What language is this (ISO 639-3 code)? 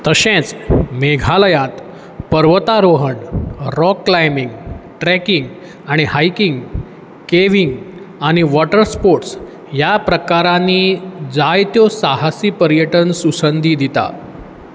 kok